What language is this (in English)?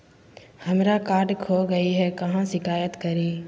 Magahi